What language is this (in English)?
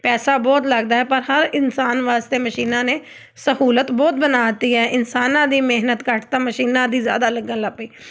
Punjabi